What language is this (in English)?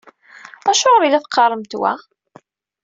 Kabyle